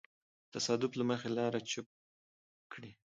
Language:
Pashto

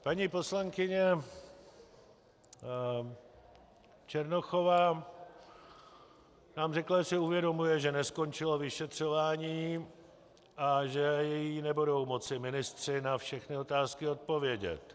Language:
Czech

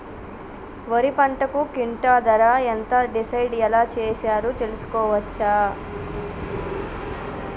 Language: Telugu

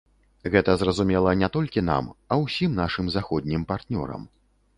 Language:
Belarusian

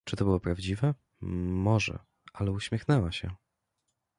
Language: Polish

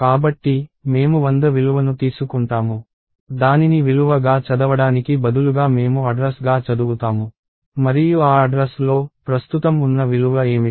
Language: Telugu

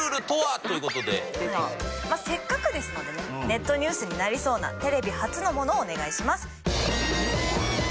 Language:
Japanese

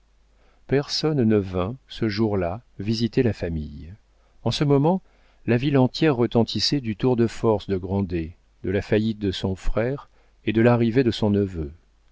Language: French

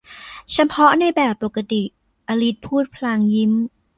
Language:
Thai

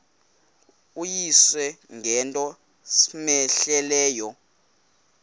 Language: Xhosa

